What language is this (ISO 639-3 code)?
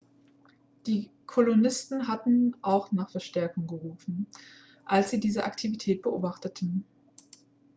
deu